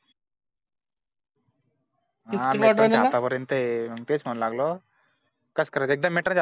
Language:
Marathi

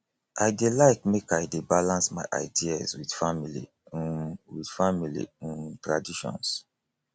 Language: Nigerian Pidgin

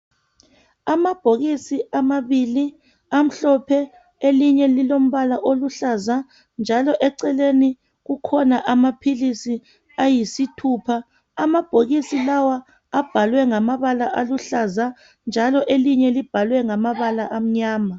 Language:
North Ndebele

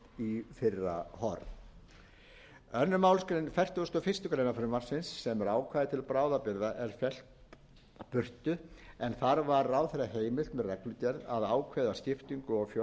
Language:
Icelandic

